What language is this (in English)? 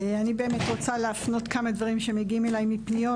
Hebrew